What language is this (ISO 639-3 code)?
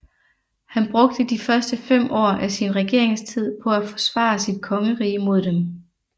dan